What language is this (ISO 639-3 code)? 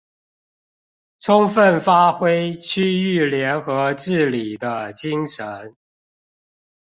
zho